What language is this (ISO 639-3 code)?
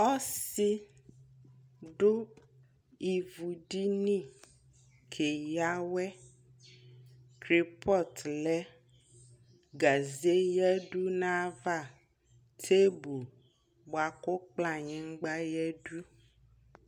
kpo